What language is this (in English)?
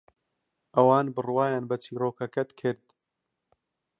Central Kurdish